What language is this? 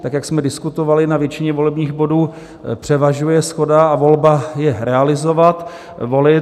Czech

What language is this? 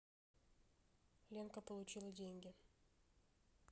Russian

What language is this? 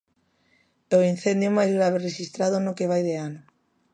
Galician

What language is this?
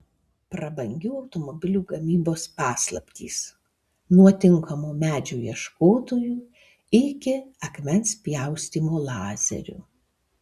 Lithuanian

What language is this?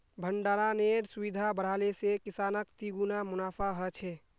Magahi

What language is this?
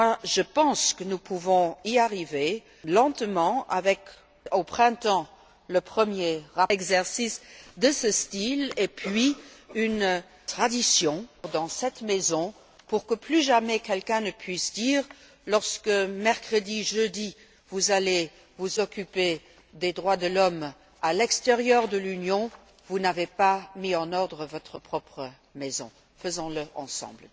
French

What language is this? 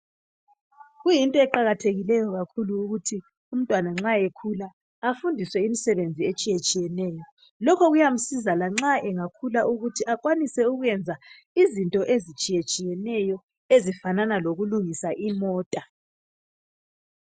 North Ndebele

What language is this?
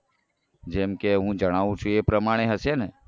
Gujarati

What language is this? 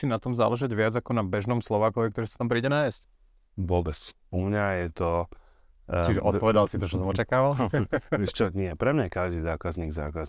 Slovak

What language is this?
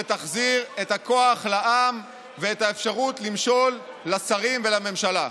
Hebrew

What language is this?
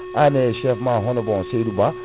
Fula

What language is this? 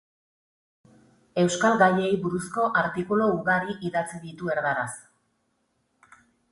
Basque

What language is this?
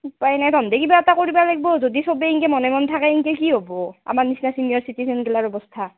Assamese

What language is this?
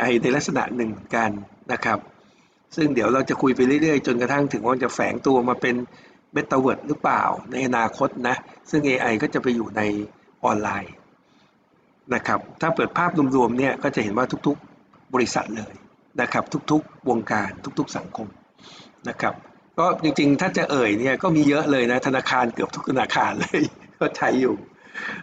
Thai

